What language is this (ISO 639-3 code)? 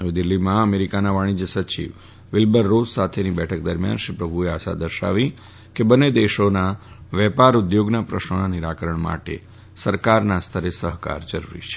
guj